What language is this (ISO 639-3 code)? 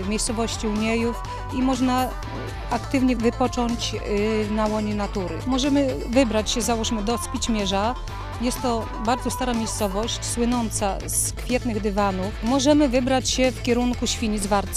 pol